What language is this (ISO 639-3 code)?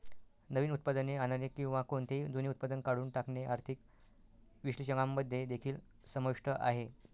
mar